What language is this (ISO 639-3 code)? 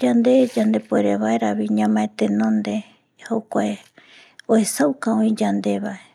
gui